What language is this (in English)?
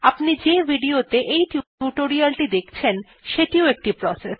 Bangla